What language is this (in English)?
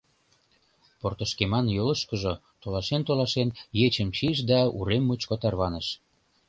Mari